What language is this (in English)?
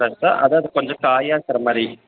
Tamil